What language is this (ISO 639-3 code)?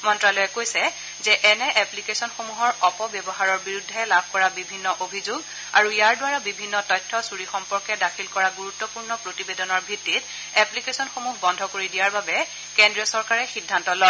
asm